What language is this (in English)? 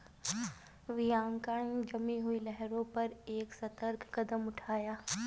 Hindi